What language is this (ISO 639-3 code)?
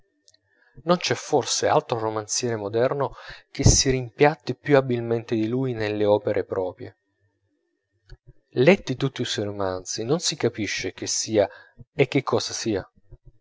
ita